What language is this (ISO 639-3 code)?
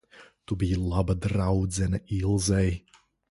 lav